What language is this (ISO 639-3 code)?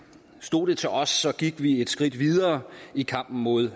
dan